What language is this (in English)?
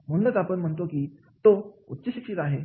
Marathi